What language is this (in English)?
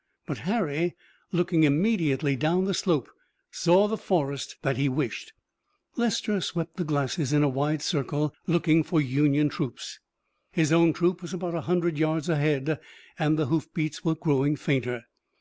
English